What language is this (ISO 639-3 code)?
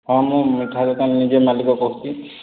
ori